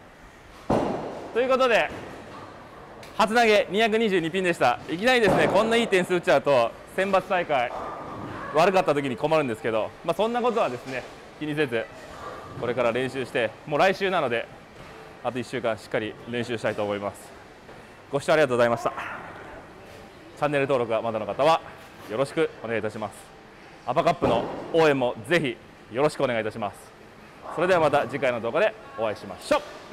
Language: Japanese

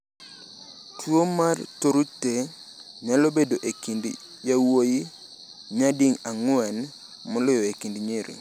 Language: Luo (Kenya and Tanzania)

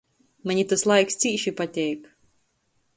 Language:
Latgalian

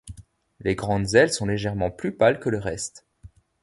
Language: French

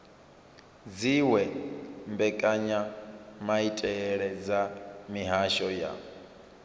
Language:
Venda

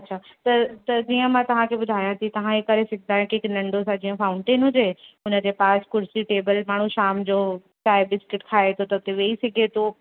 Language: Sindhi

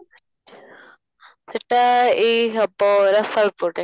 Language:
Odia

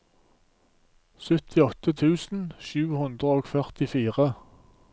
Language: Norwegian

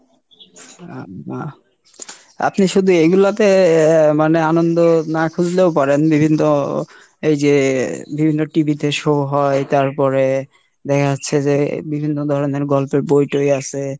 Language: Bangla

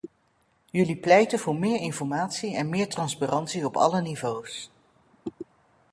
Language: Dutch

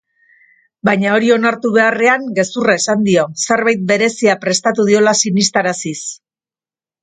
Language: Basque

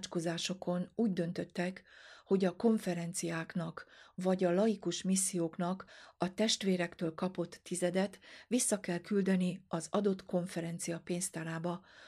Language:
Hungarian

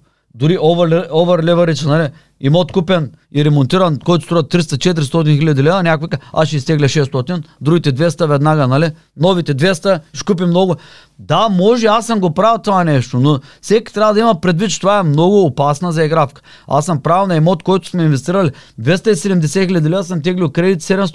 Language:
Bulgarian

